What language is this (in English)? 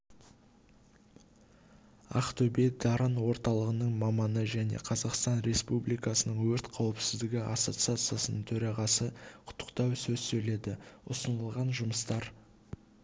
Kazakh